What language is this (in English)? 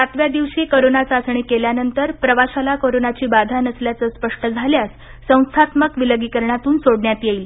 Marathi